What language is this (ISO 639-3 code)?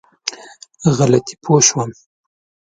pus